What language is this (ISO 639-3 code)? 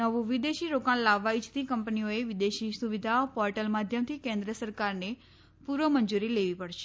guj